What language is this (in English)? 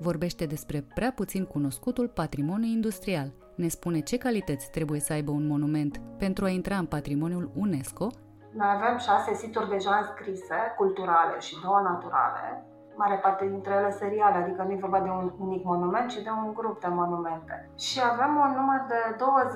Romanian